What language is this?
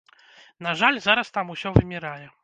Belarusian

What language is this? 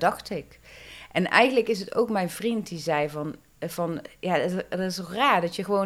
Dutch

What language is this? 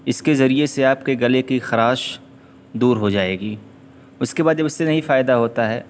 Urdu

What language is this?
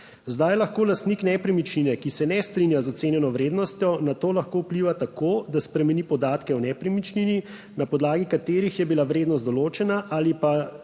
Slovenian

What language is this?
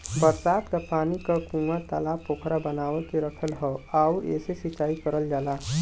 Bhojpuri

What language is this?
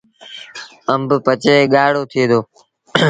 Sindhi Bhil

